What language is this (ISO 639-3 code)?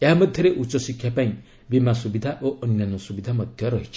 ori